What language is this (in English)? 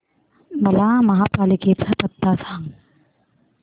Marathi